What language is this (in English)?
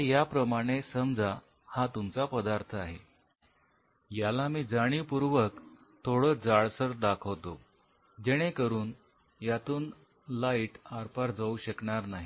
Marathi